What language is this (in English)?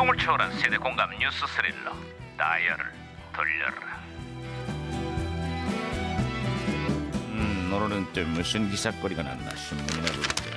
Korean